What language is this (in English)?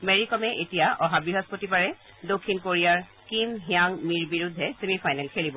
Assamese